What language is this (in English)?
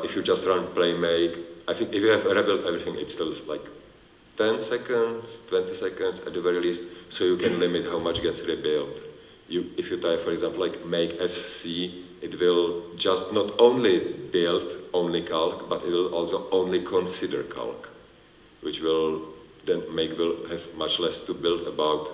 English